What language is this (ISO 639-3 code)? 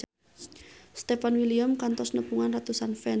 sun